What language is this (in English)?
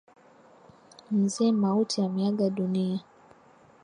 Swahili